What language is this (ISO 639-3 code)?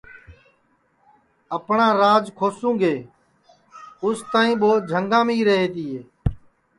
ssi